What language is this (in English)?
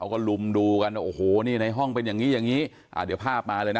Thai